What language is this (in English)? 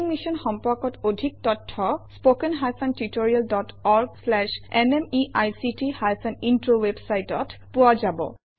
Assamese